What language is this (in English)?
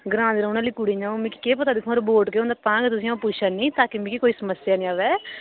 Dogri